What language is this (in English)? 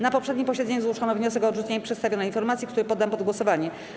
Polish